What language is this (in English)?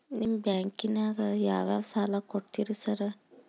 Kannada